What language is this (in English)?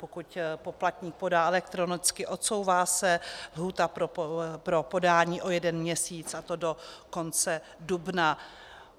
Czech